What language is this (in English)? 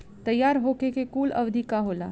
Bhojpuri